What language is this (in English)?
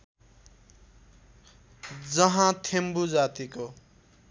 Nepali